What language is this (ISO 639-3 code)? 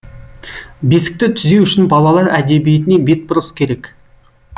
kaz